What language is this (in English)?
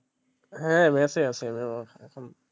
Bangla